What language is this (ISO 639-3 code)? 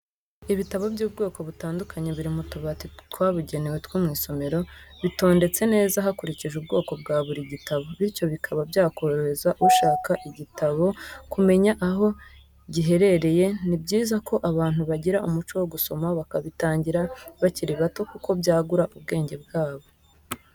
kin